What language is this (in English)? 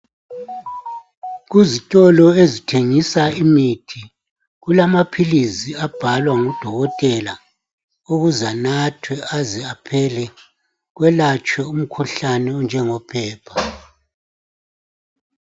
North Ndebele